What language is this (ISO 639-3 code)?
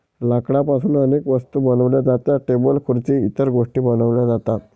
mar